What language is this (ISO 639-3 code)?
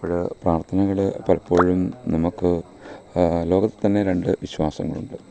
mal